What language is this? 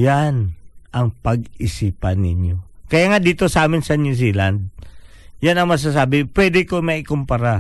Filipino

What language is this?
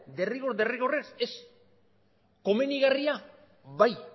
Basque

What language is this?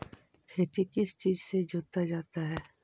Magahi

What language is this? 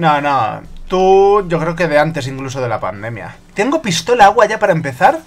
Spanish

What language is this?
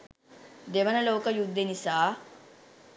Sinhala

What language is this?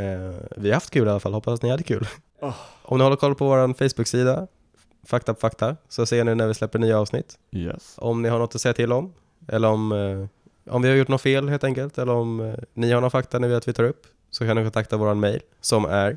Swedish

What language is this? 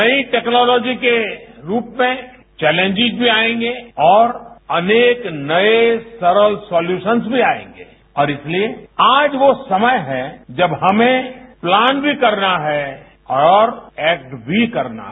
Hindi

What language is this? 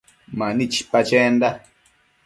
Matsés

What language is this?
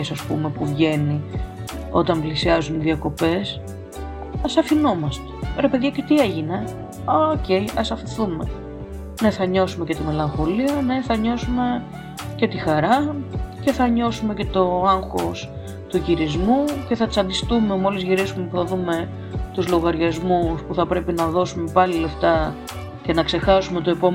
Greek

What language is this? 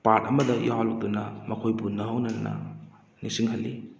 Manipuri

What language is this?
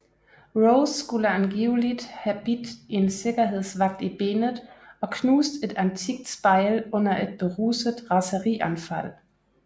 Danish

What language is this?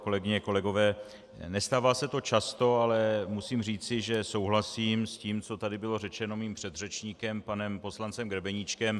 Czech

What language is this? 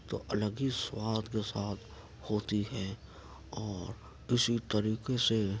Urdu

